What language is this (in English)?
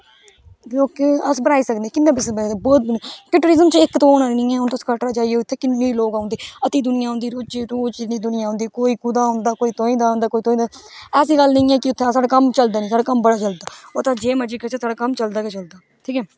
Dogri